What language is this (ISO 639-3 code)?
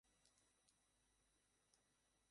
ben